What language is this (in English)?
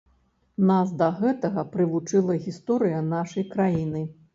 Belarusian